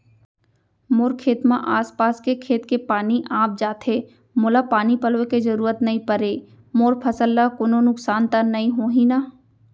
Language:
Chhattisgarhi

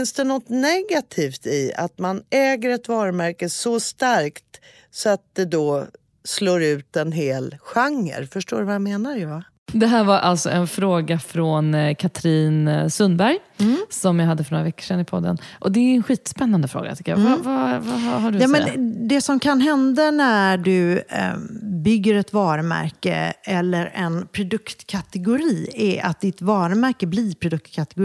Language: Swedish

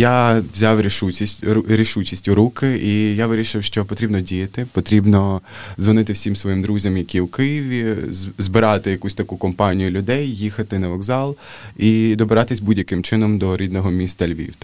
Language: Ukrainian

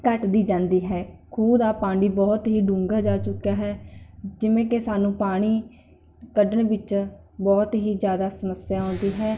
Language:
Punjabi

